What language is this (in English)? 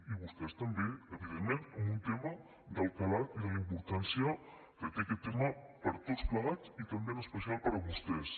Catalan